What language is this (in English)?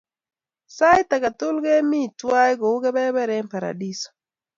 Kalenjin